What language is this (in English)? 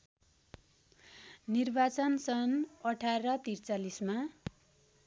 Nepali